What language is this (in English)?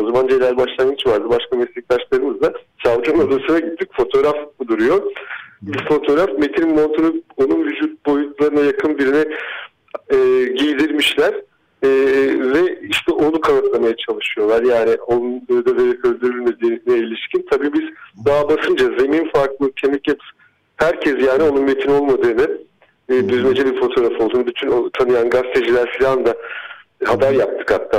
Turkish